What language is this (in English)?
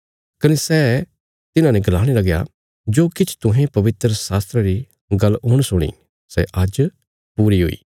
Bilaspuri